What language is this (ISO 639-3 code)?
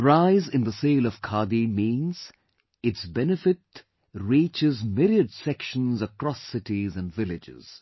eng